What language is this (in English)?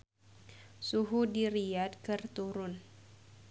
Sundanese